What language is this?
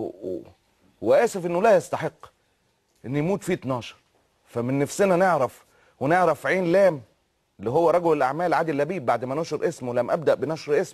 Arabic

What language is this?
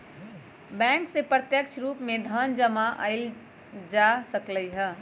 Magahi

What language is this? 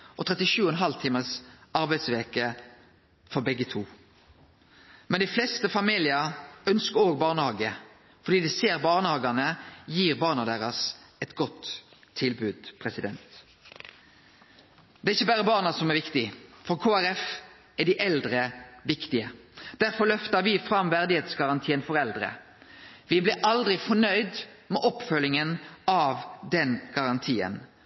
Norwegian Nynorsk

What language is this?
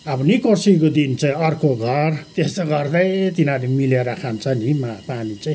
Nepali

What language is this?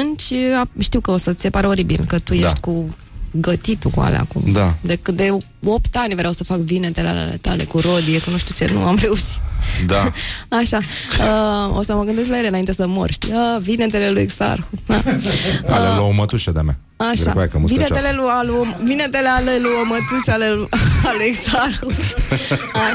Romanian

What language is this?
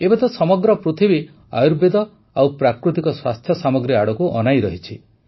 Odia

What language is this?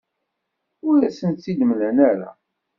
Kabyle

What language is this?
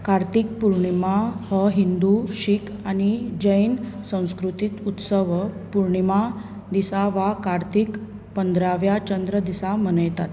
Konkani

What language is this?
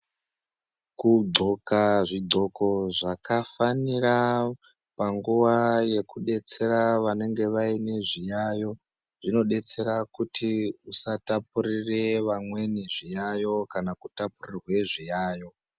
Ndau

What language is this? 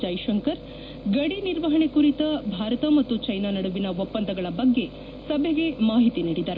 Kannada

